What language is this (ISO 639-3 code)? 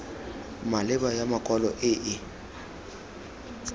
tsn